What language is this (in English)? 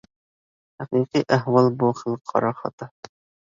Uyghur